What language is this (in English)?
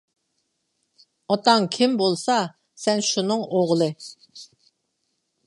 Uyghur